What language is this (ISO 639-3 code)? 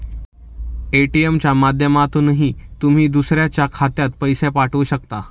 mar